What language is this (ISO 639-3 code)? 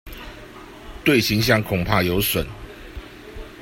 zho